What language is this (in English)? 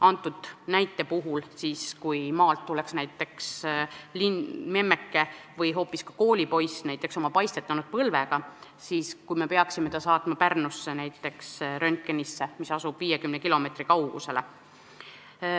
Estonian